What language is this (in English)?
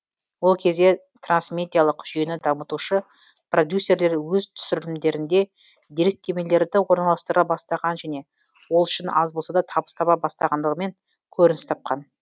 Kazakh